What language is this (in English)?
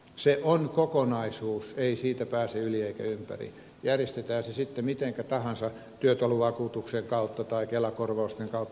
Finnish